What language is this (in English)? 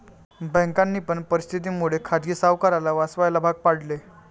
Marathi